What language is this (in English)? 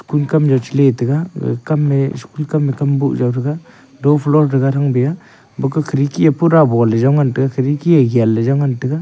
Wancho Naga